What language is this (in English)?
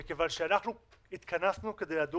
Hebrew